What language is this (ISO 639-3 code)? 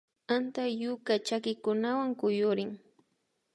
qvi